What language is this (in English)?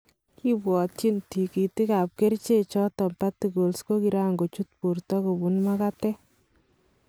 Kalenjin